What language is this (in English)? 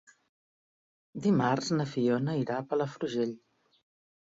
Catalan